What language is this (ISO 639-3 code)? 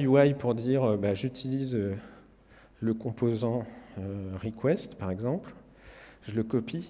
fra